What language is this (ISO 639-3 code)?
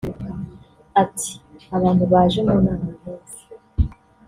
kin